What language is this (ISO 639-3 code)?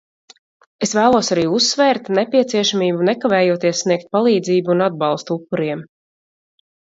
lav